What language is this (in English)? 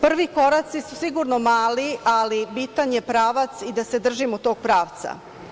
Serbian